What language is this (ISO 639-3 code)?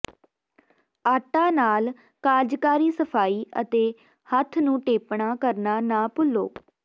pan